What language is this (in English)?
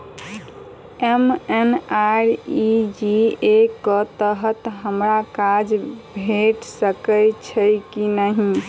Maithili